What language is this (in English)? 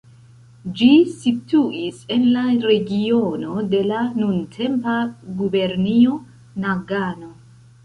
Esperanto